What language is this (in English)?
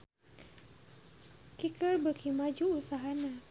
Sundanese